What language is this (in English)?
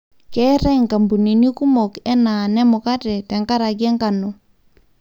Masai